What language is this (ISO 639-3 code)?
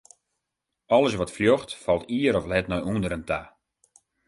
fry